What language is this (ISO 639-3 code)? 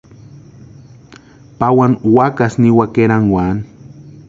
pua